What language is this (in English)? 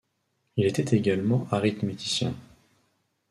French